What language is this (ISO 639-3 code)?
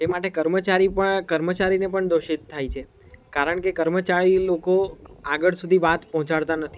guj